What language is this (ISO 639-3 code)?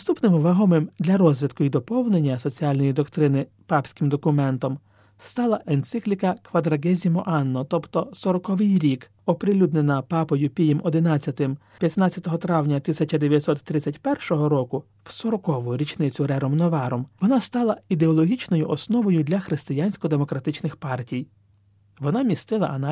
ukr